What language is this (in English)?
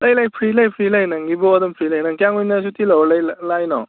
Manipuri